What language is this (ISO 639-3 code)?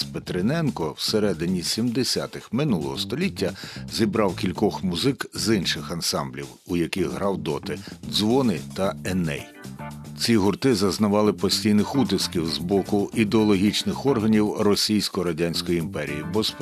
ukr